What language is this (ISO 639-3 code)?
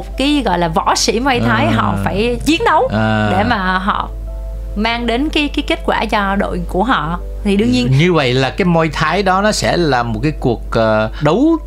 vie